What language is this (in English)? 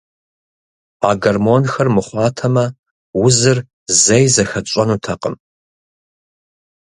Kabardian